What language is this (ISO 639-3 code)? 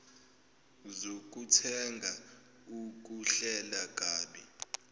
zul